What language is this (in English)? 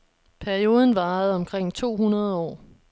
Danish